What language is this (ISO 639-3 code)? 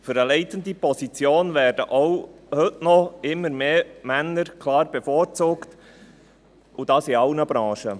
gsw